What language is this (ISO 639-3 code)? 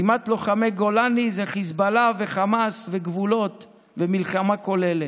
heb